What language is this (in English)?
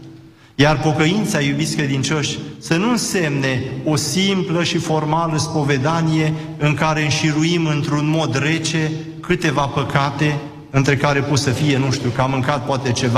Romanian